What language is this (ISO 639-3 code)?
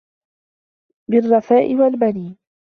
ara